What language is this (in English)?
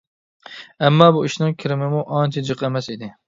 Uyghur